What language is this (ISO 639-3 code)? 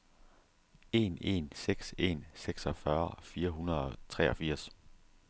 dan